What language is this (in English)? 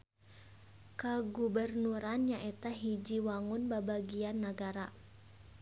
Sundanese